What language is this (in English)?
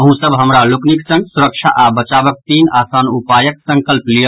Maithili